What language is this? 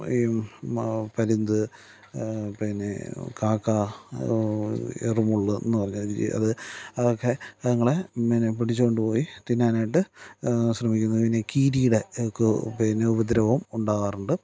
Malayalam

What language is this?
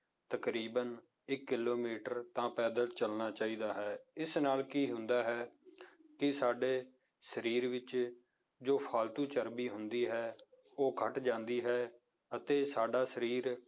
Punjabi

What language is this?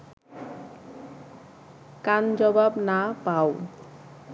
Bangla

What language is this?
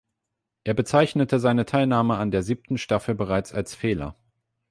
German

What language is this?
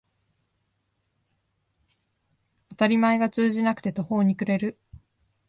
Japanese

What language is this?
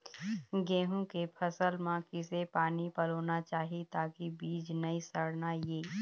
Chhattisgarhi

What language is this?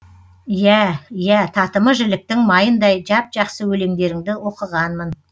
Kazakh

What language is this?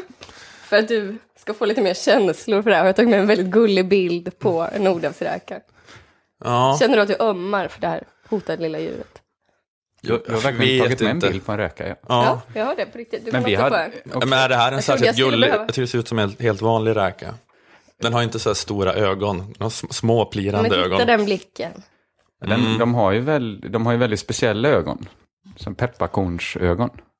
Swedish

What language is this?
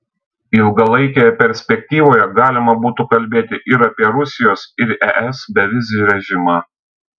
Lithuanian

